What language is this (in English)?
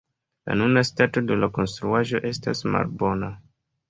Esperanto